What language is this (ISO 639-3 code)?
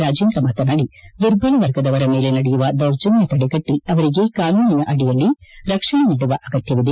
kan